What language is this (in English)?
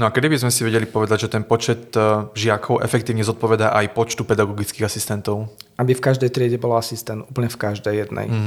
Slovak